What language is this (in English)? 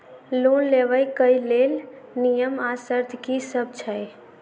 Maithili